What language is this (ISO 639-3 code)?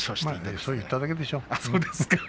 jpn